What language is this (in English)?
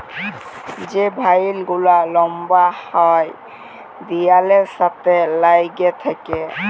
Bangla